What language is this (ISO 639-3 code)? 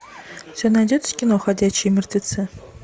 rus